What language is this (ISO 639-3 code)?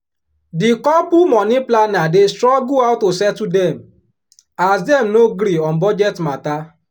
pcm